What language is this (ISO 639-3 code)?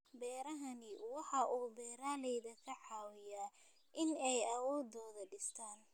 som